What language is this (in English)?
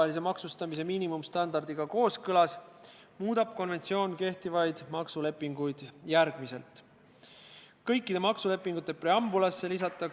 Estonian